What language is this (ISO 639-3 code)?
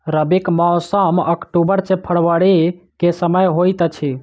mai